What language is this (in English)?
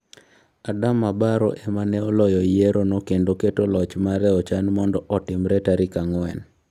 Luo (Kenya and Tanzania)